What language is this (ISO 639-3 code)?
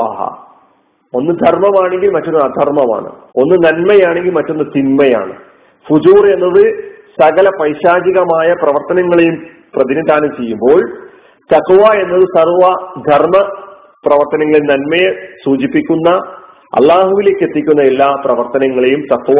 mal